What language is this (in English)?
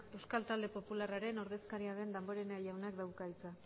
Basque